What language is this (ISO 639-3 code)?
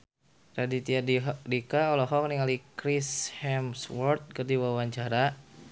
sun